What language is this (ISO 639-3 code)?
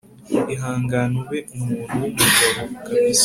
kin